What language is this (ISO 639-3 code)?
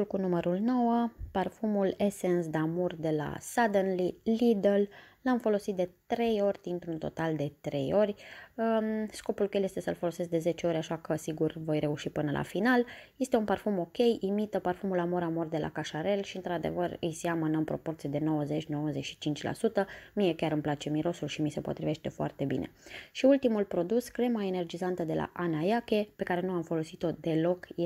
ron